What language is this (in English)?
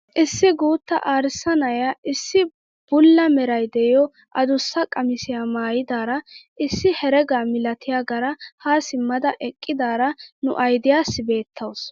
Wolaytta